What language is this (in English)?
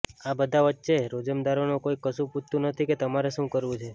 Gujarati